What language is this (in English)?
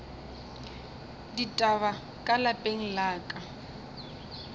Northern Sotho